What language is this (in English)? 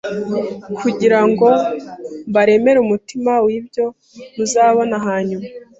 Kinyarwanda